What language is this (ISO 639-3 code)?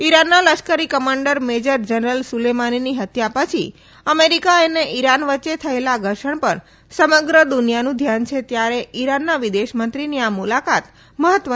guj